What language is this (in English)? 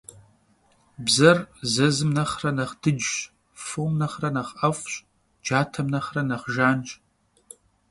Kabardian